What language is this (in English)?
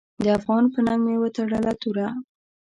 Pashto